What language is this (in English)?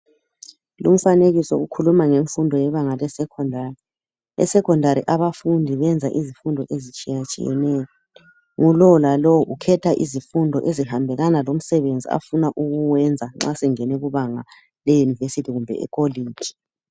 North Ndebele